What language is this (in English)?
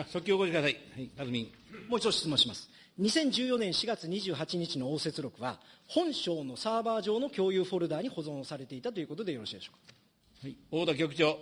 Japanese